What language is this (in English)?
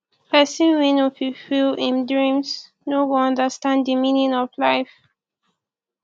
Nigerian Pidgin